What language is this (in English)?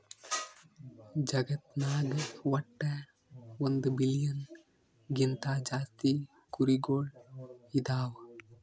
Kannada